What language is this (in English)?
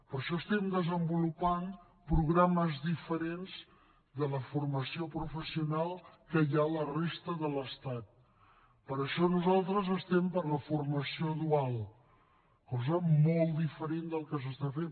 Catalan